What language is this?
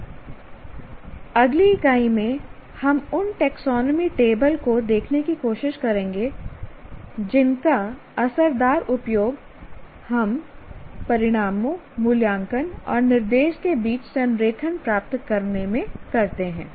Hindi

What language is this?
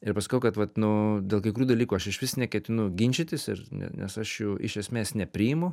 Lithuanian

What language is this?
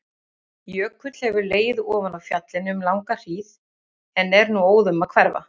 Icelandic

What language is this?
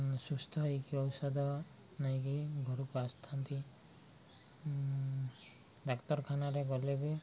Odia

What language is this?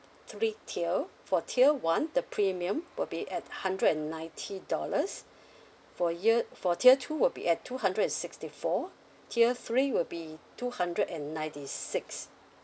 English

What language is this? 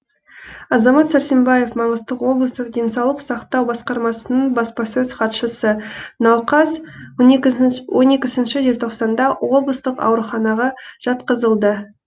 Kazakh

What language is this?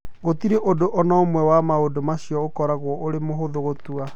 Kikuyu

